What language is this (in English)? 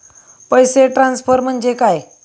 Marathi